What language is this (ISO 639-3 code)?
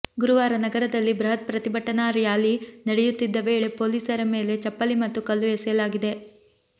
kan